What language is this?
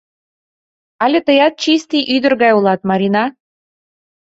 Mari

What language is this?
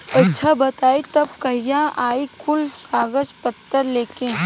Bhojpuri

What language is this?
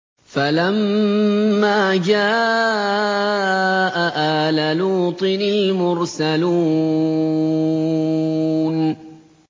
Arabic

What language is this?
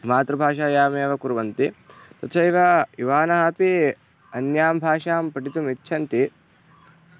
Sanskrit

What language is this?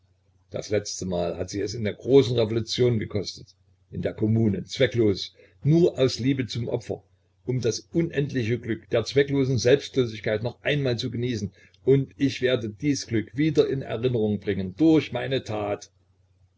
German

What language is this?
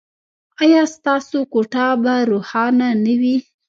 Pashto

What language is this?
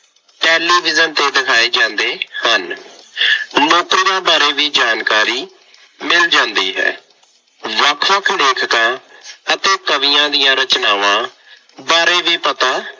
Punjabi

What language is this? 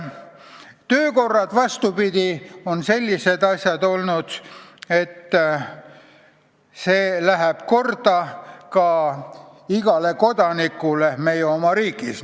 Estonian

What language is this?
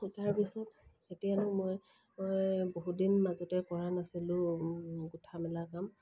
Assamese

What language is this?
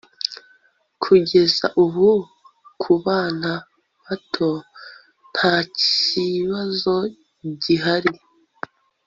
Kinyarwanda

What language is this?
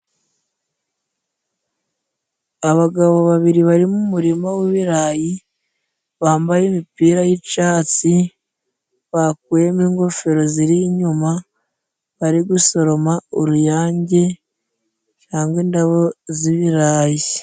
Kinyarwanda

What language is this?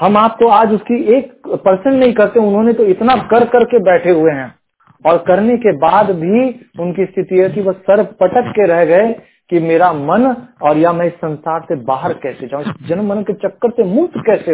Hindi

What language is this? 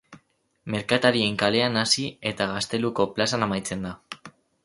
Basque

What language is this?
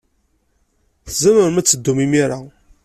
Kabyle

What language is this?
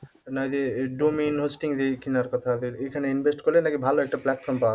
Bangla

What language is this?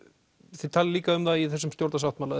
Icelandic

